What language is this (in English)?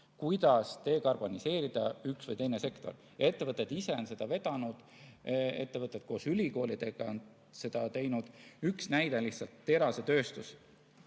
Estonian